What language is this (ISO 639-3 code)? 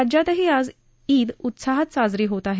mar